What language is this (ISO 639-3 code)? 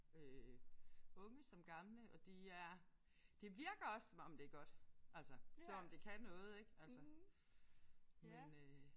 dan